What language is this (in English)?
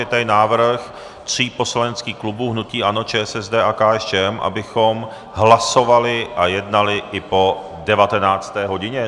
Czech